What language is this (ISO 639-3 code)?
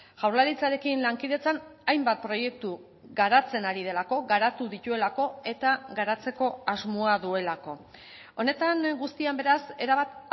eus